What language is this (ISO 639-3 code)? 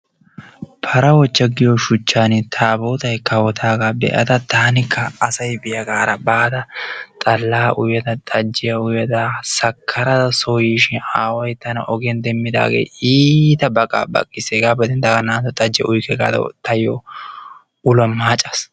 wal